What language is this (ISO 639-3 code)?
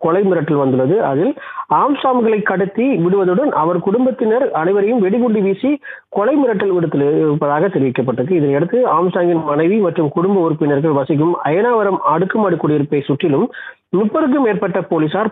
tam